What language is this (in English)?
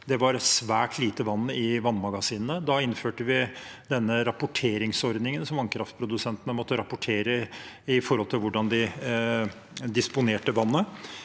Norwegian